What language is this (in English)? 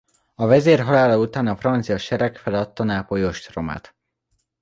Hungarian